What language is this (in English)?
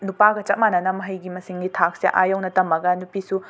Manipuri